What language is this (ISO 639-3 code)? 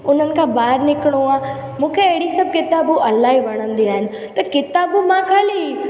snd